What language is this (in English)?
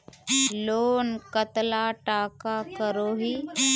Magahi